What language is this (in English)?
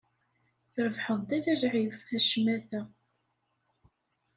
Kabyle